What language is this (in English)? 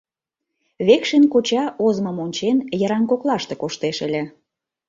Mari